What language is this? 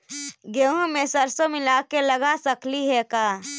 Magahi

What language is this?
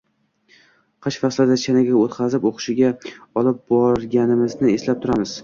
Uzbek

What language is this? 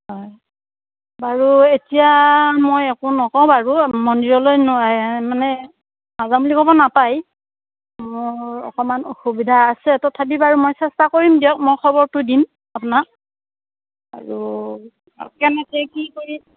Assamese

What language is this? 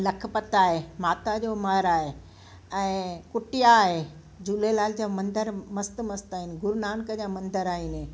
Sindhi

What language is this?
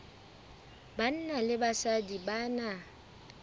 Southern Sotho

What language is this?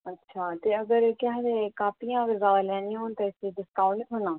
Dogri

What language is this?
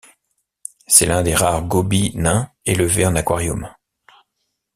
French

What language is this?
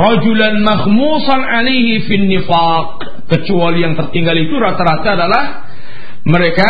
Malay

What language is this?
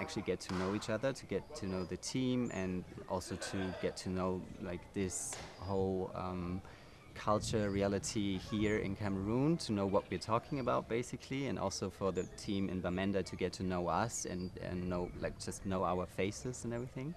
English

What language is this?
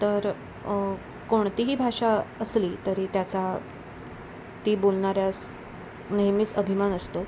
Marathi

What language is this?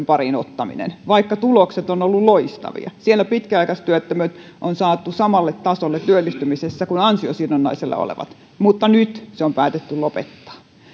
Finnish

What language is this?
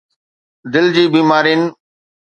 Sindhi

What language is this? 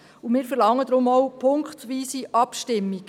Swiss German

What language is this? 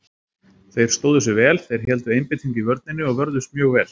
Icelandic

